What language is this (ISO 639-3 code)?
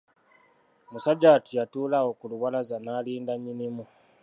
lug